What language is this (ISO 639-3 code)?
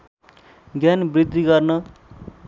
nep